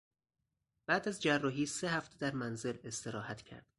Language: Persian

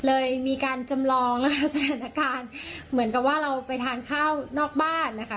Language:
Thai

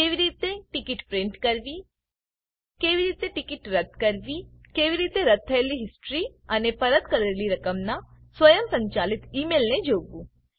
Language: Gujarati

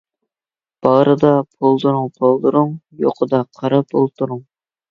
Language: Uyghur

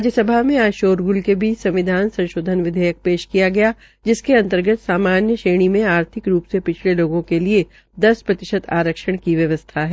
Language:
Hindi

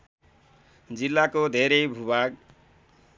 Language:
Nepali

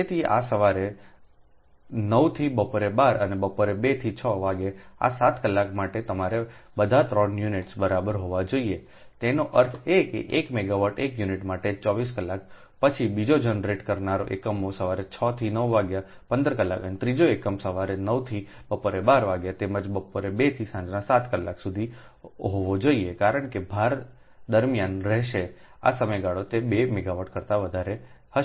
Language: Gujarati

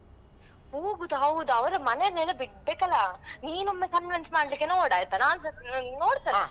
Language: Kannada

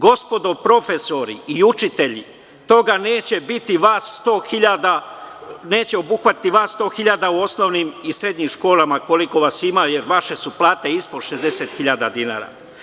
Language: Serbian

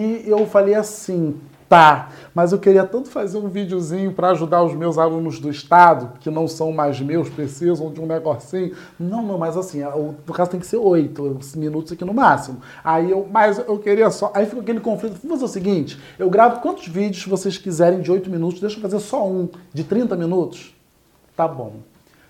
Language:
Portuguese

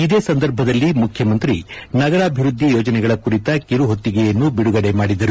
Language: Kannada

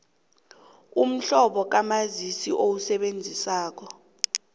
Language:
South Ndebele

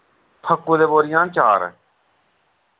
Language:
Dogri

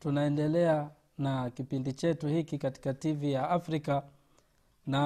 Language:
Swahili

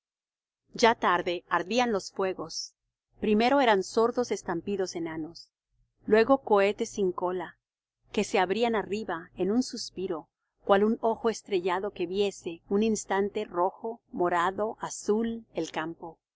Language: Spanish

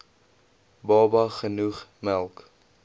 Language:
Afrikaans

